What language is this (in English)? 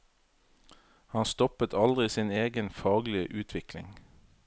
Norwegian